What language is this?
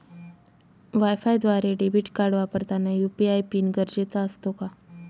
Marathi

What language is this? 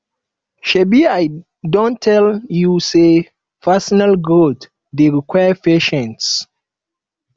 Nigerian Pidgin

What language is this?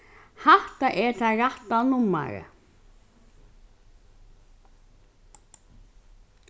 Faroese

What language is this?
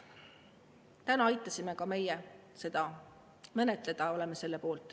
Estonian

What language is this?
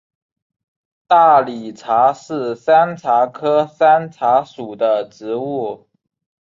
Chinese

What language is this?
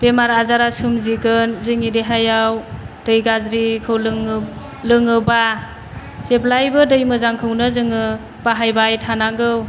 Bodo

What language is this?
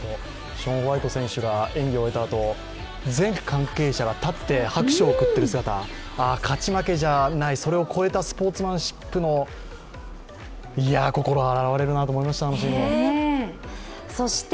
Japanese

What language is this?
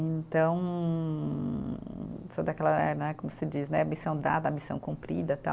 Portuguese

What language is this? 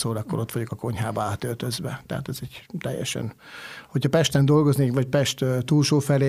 Hungarian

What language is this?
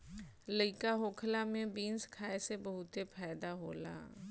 Bhojpuri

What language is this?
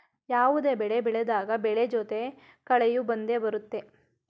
Kannada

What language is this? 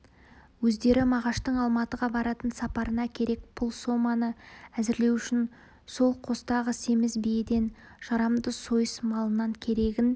Kazakh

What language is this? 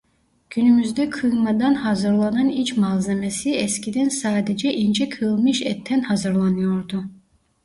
Turkish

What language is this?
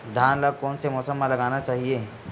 Chhattisgarhi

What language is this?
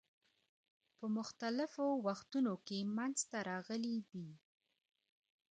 Pashto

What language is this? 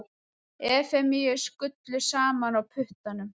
Icelandic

